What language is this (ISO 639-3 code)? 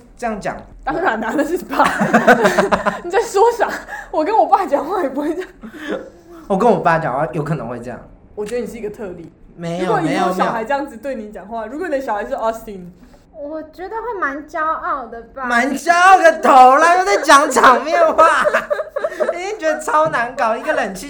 zho